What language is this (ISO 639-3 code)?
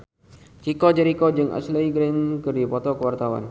sun